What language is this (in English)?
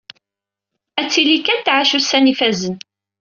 Kabyle